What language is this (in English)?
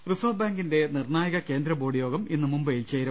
Malayalam